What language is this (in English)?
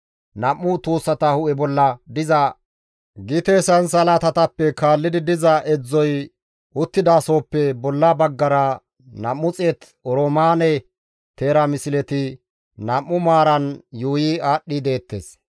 Gamo